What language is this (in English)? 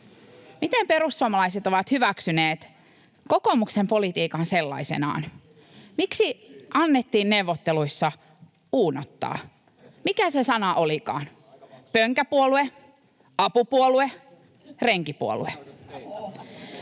Finnish